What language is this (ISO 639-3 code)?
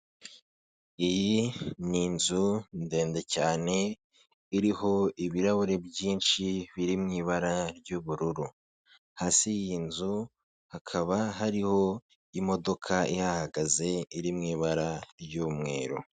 kin